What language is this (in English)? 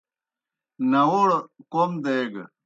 Kohistani Shina